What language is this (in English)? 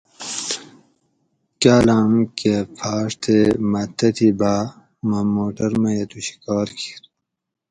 Gawri